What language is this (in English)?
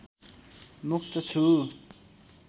Nepali